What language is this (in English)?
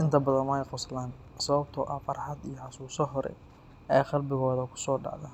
Somali